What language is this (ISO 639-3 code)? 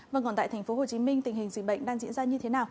vie